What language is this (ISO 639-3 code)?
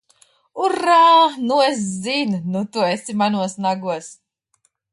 lav